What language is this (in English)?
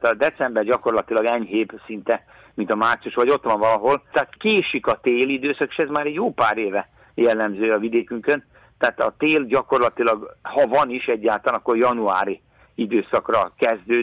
Hungarian